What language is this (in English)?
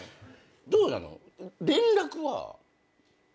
Japanese